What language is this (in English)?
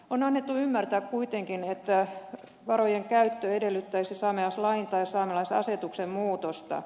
Finnish